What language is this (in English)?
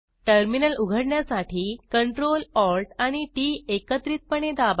Marathi